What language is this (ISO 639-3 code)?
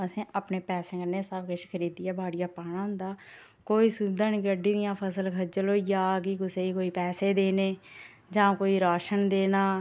doi